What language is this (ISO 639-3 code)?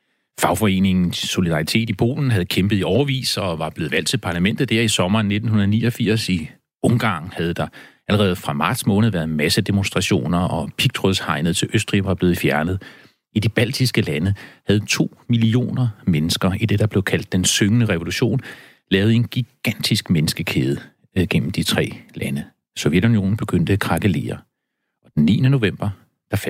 dan